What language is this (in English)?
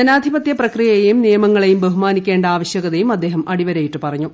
Malayalam